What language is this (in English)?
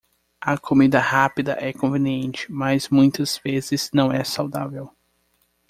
Portuguese